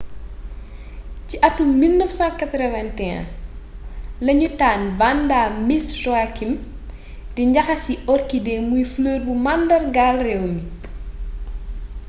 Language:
Wolof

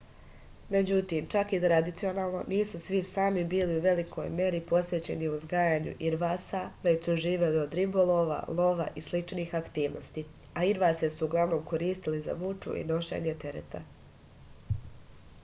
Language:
Serbian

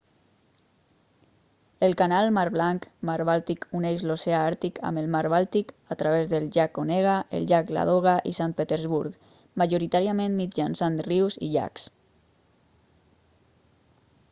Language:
Catalan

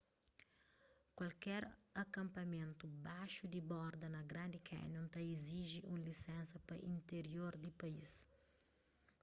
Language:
Kabuverdianu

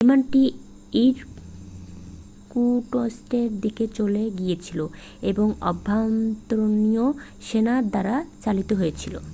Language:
Bangla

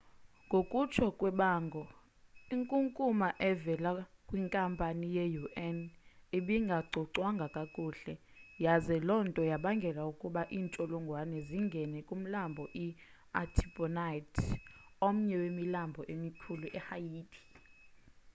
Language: Xhosa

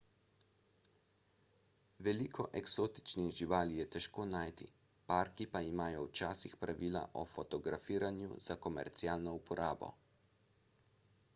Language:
Slovenian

